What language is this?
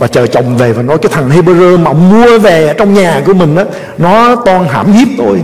Vietnamese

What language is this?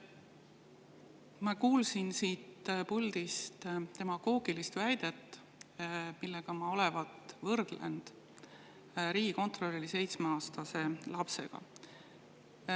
Estonian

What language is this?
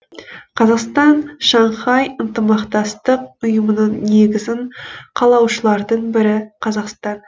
Kazakh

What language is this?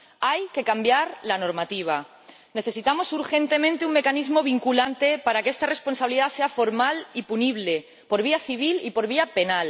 Spanish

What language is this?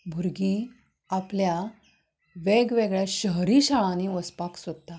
Konkani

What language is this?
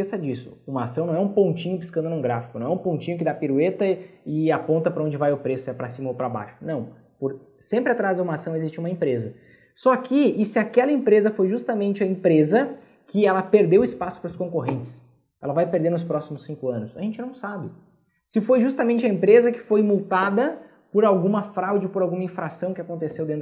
Portuguese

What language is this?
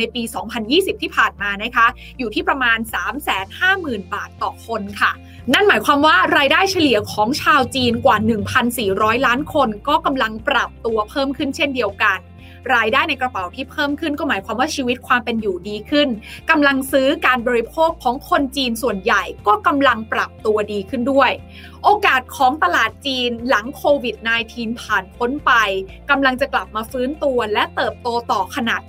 Thai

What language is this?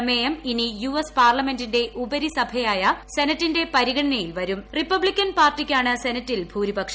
Malayalam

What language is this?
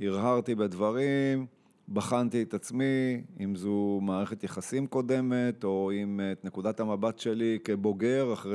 Hebrew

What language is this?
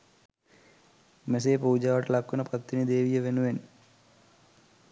Sinhala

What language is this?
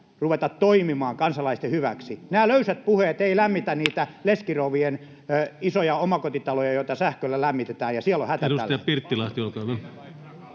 Finnish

